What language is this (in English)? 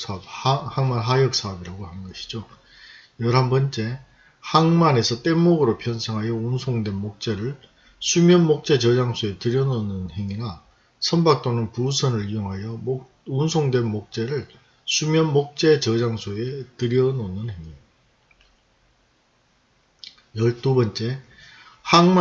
Korean